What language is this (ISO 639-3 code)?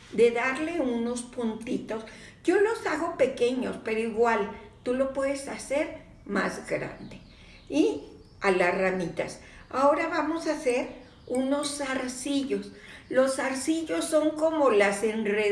spa